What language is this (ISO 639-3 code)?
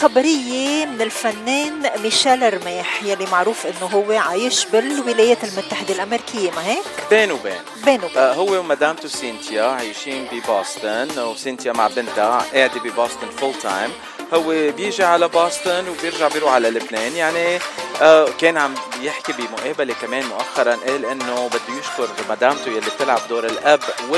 ara